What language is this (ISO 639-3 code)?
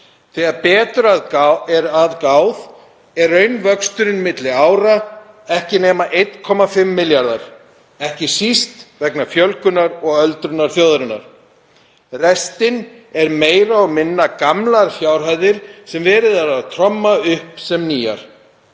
isl